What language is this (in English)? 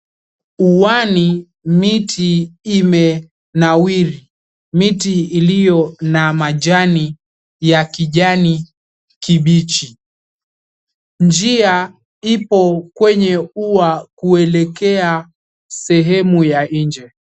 Swahili